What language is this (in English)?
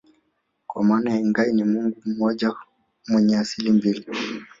Swahili